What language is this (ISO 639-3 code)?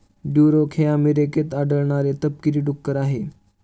mar